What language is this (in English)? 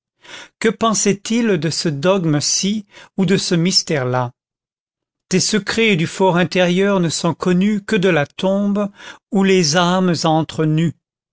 French